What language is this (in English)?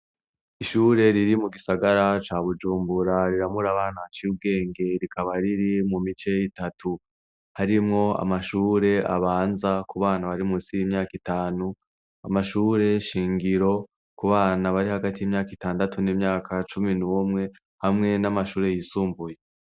Rundi